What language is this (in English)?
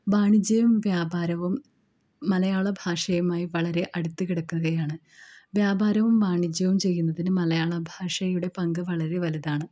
Malayalam